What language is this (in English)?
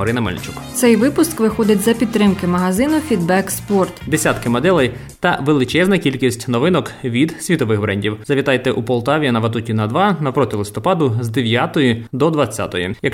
Ukrainian